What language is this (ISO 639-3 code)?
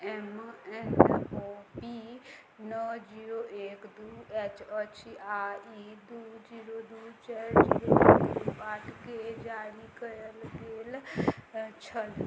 mai